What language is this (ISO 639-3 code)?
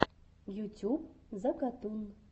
rus